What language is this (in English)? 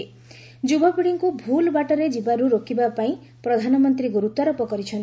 Odia